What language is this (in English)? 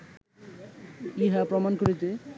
Bangla